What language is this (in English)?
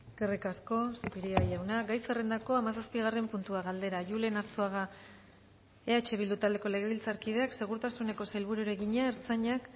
Basque